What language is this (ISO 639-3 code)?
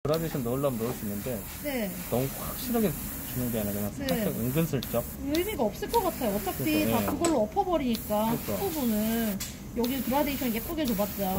kor